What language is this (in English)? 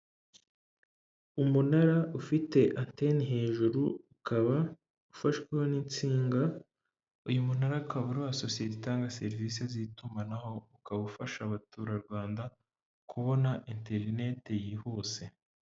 Kinyarwanda